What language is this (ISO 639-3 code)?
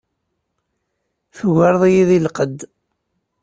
kab